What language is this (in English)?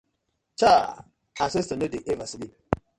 Nigerian Pidgin